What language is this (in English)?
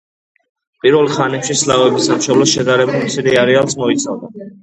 Georgian